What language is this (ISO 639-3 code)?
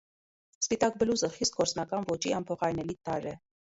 hye